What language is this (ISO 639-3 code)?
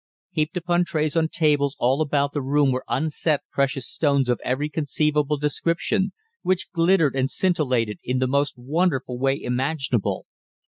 eng